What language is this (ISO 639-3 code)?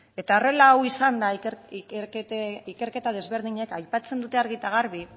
eus